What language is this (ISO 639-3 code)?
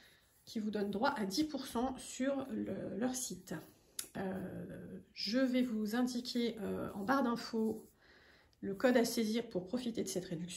fra